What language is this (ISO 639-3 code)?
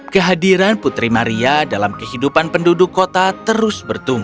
ind